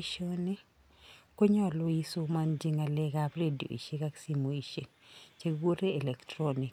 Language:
Kalenjin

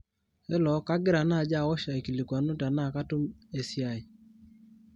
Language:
Masai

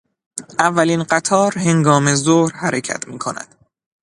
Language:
Persian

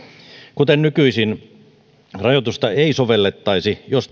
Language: Finnish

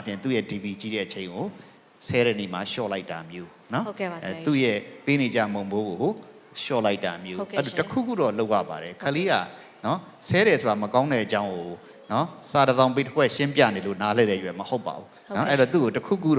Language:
Japanese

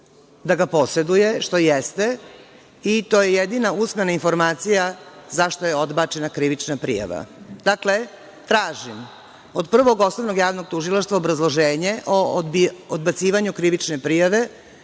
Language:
Serbian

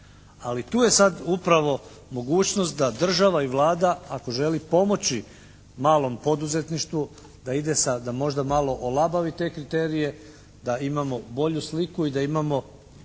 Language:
Croatian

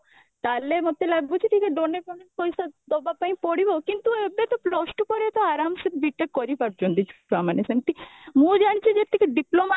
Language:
Odia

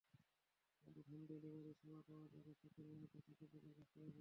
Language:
Bangla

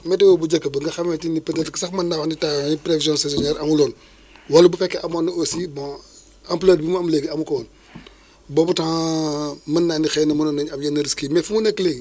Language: Wolof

